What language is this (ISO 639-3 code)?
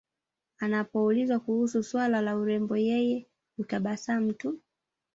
swa